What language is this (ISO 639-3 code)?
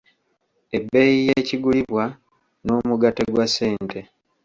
lug